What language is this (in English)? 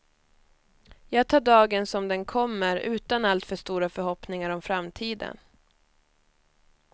Swedish